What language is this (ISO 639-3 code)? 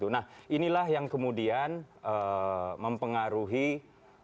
ind